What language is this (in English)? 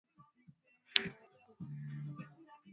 Swahili